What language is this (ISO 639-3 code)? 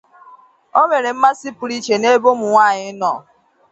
ibo